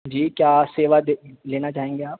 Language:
Urdu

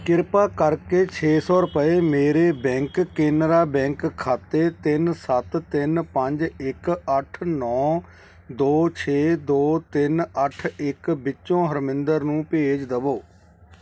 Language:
Punjabi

